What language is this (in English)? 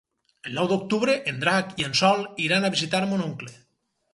Catalan